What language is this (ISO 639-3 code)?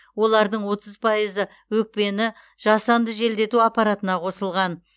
kaz